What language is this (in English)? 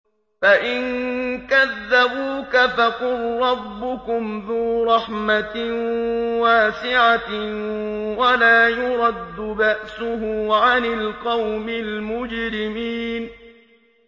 Arabic